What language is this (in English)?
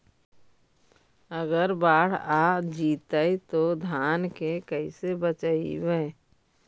Magahi